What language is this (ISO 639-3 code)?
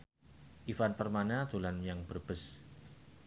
jav